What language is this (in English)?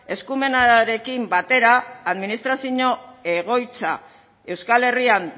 Basque